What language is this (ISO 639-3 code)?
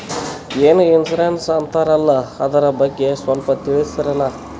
kan